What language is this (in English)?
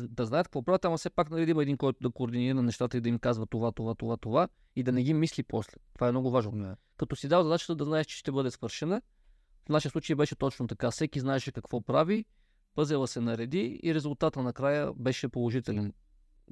Bulgarian